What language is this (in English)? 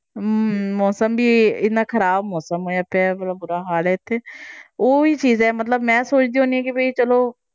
Punjabi